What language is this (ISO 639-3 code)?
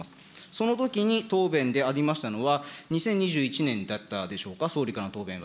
jpn